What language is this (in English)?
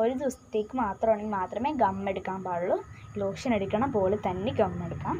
Thai